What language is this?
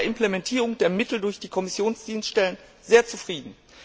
German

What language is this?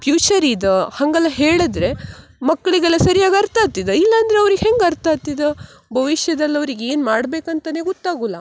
Kannada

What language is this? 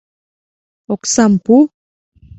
Mari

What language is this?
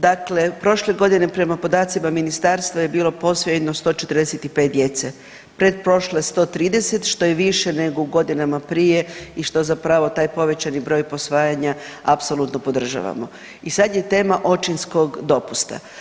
Croatian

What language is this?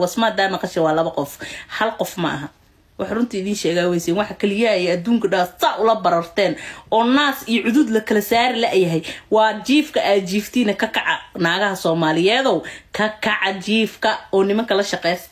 Arabic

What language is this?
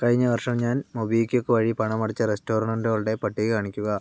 Malayalam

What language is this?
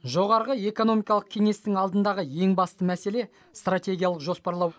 Kazakh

